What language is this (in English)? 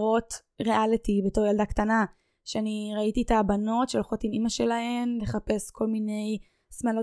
Hebrew